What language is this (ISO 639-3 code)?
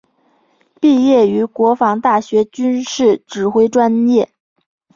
zho